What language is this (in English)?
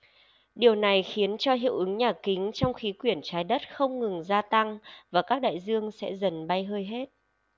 Vietnamese